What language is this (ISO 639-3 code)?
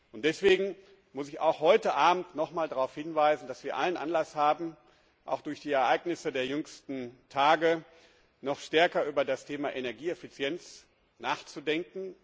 deu